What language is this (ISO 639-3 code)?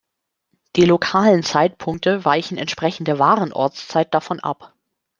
deu